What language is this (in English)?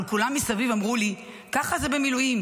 Hebrew